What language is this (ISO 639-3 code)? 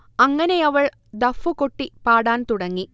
mal